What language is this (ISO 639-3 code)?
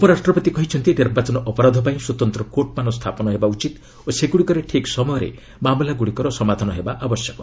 ori